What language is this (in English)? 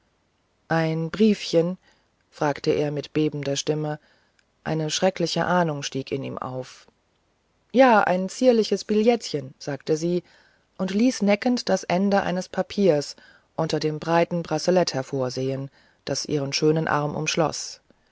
German